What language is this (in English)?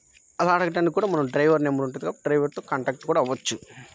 Telugu